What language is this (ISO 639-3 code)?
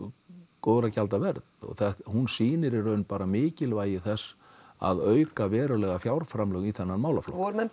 isl